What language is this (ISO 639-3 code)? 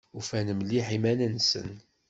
kab